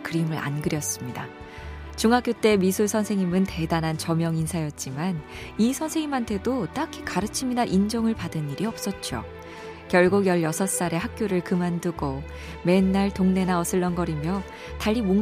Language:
Korean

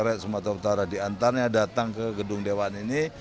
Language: Indonesian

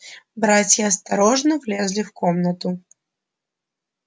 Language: Russian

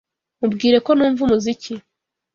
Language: Kinyarwanda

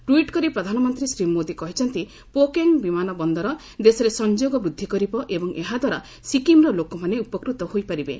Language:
Odia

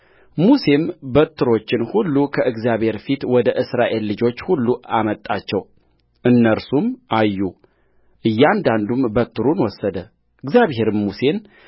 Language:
Amharic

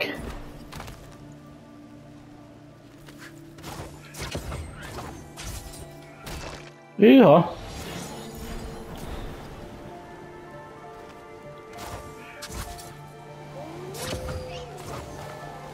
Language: Hungarian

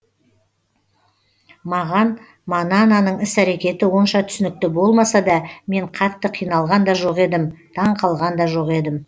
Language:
Kazakh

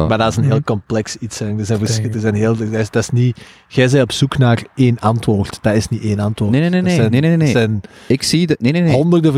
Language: Dutch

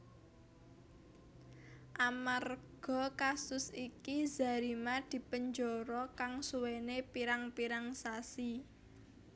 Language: Javanese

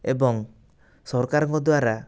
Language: Odia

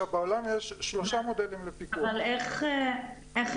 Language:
Hebrew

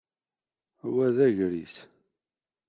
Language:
Kabyle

